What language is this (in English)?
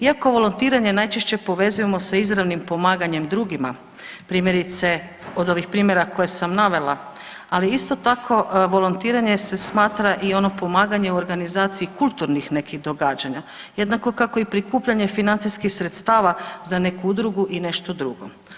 Croatian